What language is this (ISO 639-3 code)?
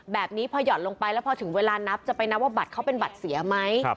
tha